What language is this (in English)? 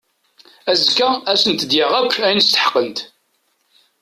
Kabyle